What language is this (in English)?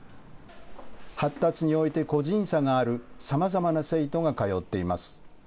Japanese